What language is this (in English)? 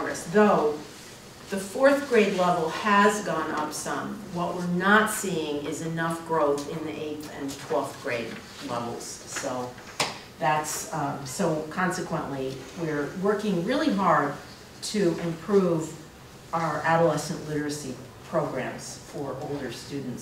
English